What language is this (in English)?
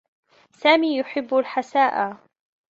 Arabic